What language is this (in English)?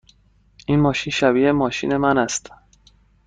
Persian